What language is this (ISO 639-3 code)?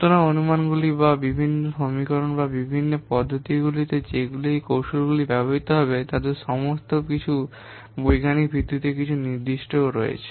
ben